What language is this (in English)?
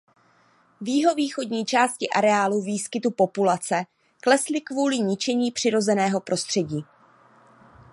Czech